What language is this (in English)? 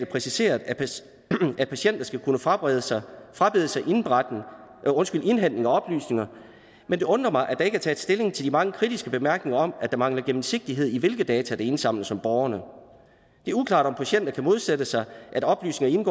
Danish